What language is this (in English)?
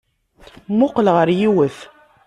Kabyle